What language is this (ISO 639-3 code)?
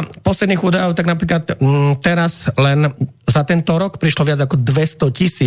slk